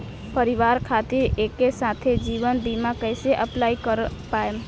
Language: Bhojpuri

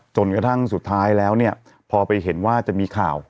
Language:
Thai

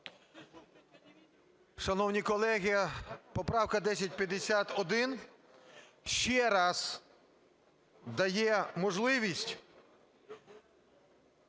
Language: Ukrainian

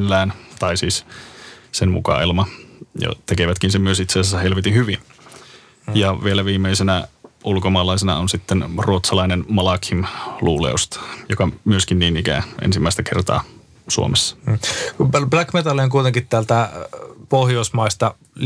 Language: Finnish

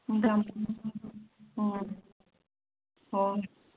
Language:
Manipuri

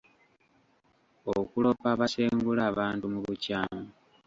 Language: Ganda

